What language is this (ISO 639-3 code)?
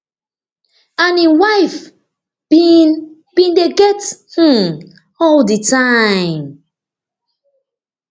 pcm